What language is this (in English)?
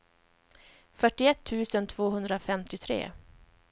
Swedish